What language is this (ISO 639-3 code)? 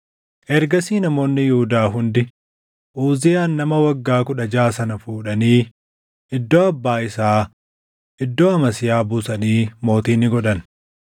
orm